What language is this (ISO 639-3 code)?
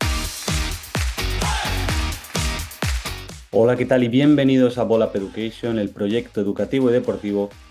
spa